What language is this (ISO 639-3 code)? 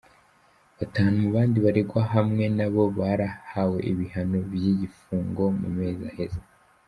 kin